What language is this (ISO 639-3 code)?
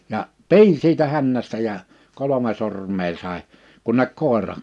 fin